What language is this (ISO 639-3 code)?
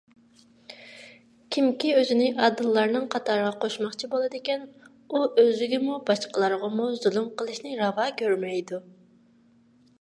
uig